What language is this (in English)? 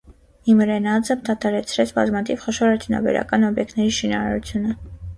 Armenian